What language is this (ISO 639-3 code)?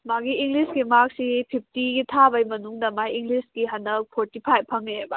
mni